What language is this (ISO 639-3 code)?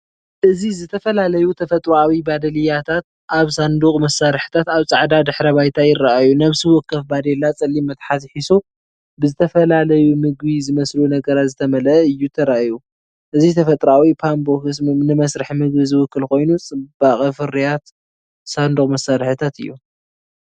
tir